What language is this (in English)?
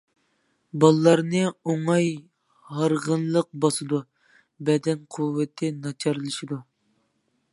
Uyghur